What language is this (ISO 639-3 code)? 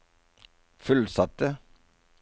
nor